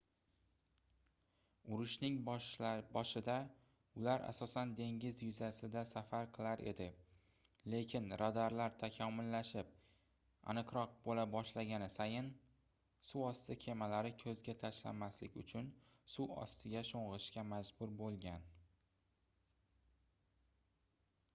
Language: Uzbek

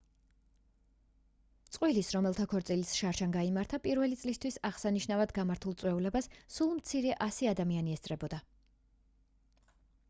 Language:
Georgian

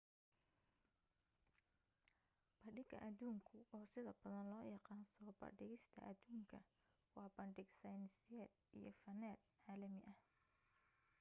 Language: Somali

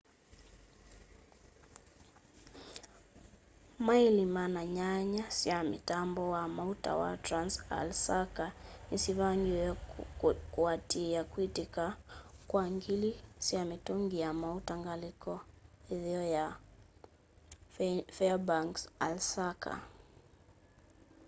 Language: Kamba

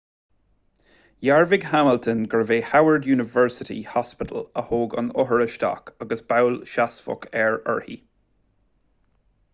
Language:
Irish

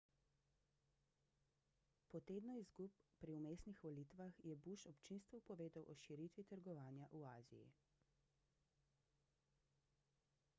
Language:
Slovenian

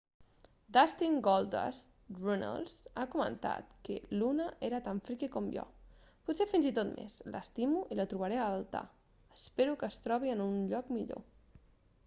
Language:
Catalan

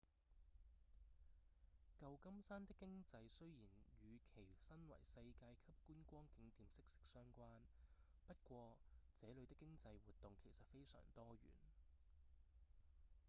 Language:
Cantonese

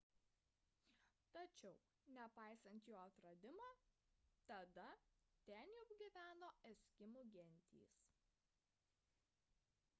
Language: Lithuanian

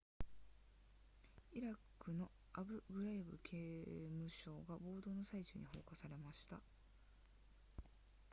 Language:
Japanese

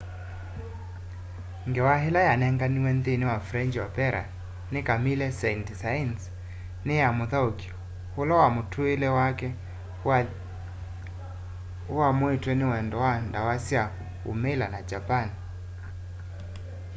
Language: Kamba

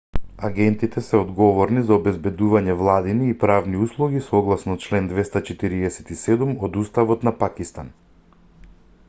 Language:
Macedonian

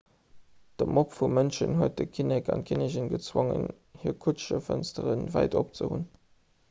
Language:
Luxembourgish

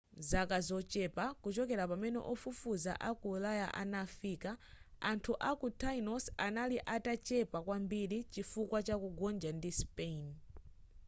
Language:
Nyanja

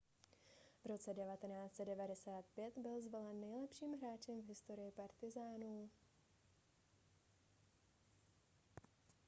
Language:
Czech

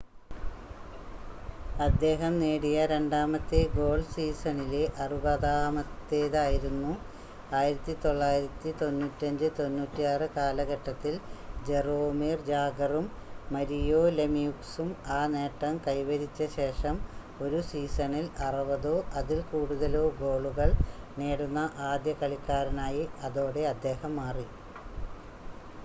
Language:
Malayalam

